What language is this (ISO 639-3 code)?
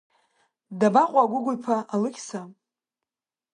abk